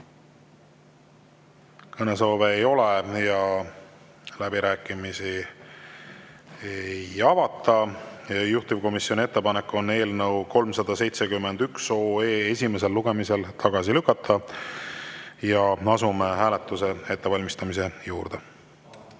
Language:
Estonian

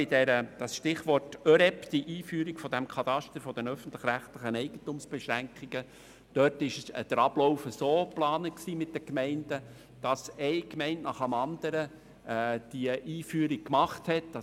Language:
Swiss German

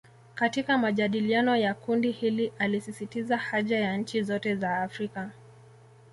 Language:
Swahili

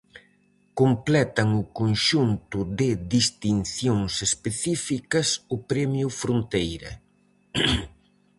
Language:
Galician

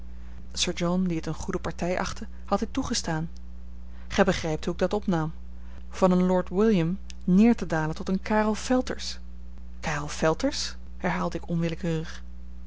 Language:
Dutch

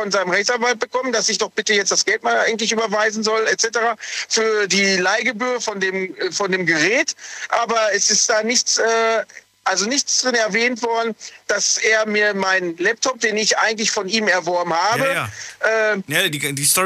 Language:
German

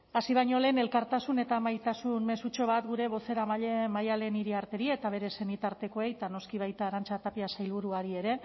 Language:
Basque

